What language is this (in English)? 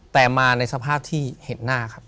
Thai